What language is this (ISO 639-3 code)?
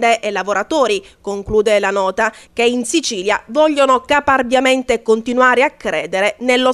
ita